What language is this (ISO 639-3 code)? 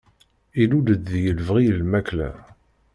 kab